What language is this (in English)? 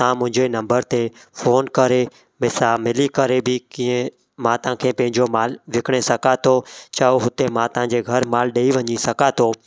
Sindhi